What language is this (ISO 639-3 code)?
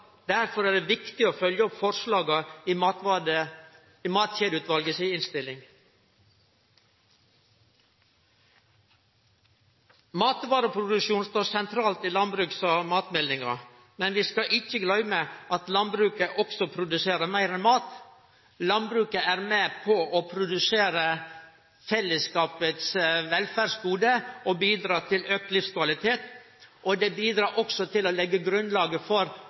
nno